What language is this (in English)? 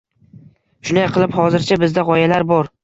Uzbek